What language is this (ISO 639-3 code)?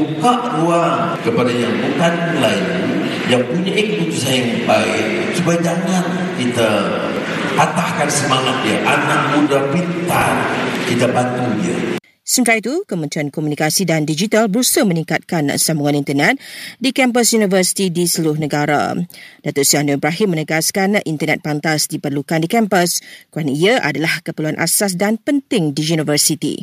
msa